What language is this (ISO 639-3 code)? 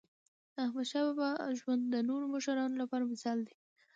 pus